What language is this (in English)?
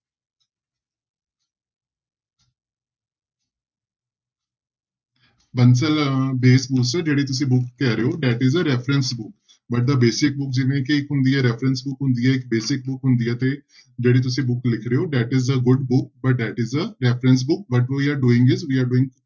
Punjabi